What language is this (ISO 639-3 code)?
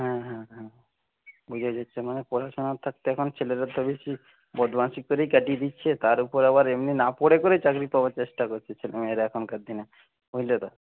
ben